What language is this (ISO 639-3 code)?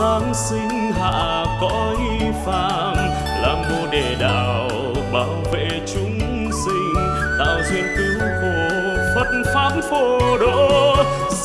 vie